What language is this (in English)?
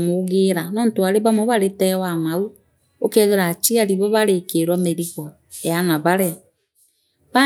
Meru